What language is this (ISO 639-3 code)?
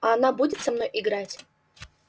rus